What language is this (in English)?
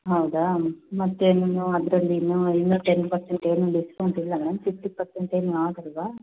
Kannada